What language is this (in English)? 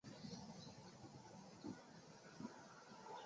Chinese